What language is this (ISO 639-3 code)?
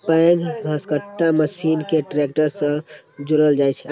mai